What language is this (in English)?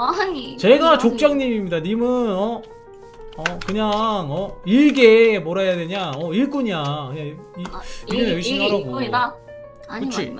Korean